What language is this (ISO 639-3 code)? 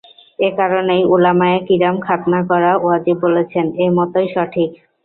ben